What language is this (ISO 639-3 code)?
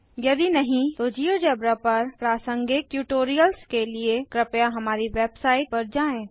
hin